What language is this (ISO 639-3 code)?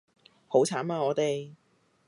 yue